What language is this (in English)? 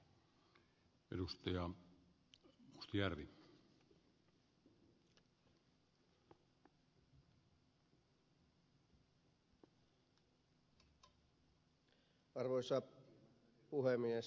Finnish